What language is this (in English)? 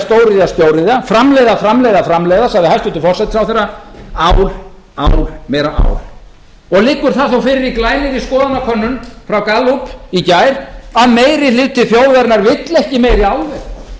Icelandic